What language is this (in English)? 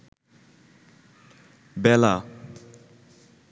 Bangla